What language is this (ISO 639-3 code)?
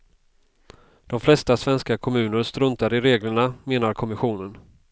swe